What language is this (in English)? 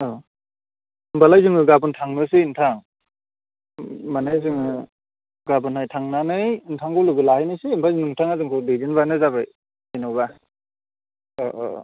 Bodo